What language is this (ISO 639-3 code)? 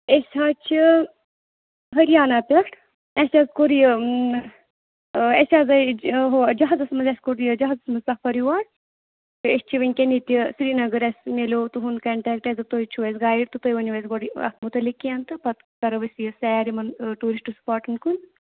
kas